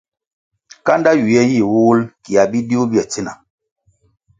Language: Kwasio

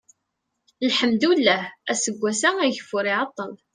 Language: Kabyle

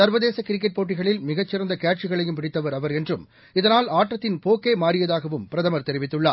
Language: Tamil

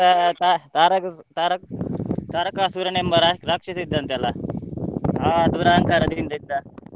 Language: Kannada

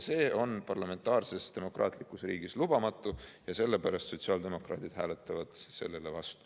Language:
Estonian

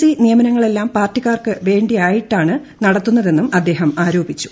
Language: Malayalam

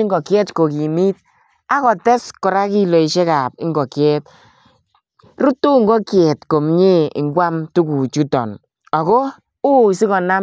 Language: Kalenjin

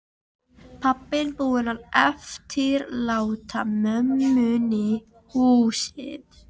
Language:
Icelandic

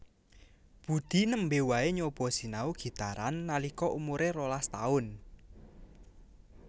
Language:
Javanese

